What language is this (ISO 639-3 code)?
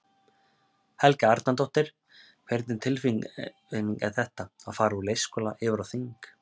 isl